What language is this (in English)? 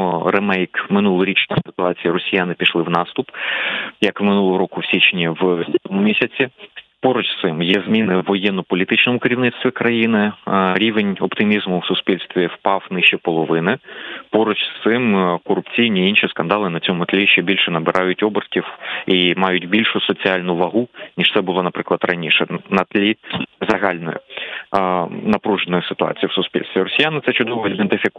Ukrainian